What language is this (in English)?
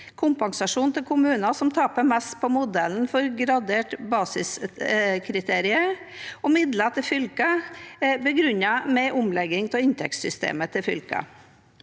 Norwegian